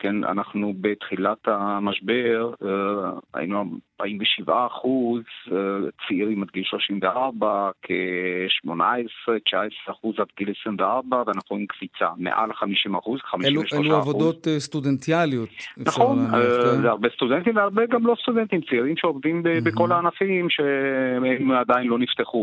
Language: Hebrew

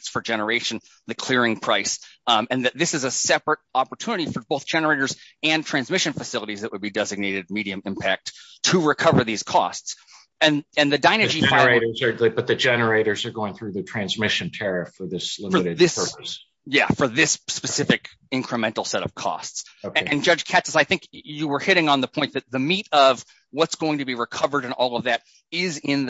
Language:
English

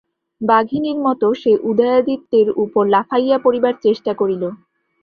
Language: Bangla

